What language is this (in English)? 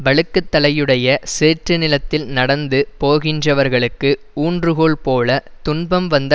Tamil